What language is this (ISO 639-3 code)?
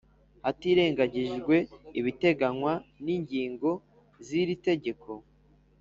kin